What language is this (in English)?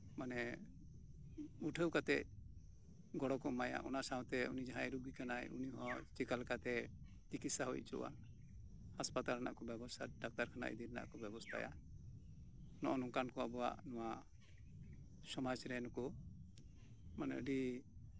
Santali